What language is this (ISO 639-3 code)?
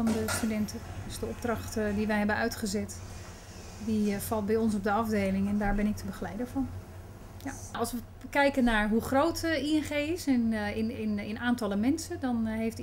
nld